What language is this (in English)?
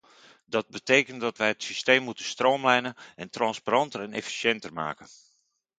Dutch